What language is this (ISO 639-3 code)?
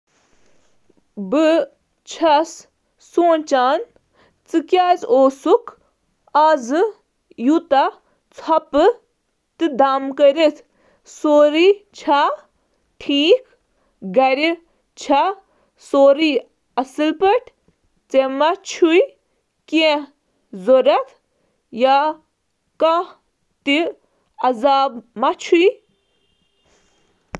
kas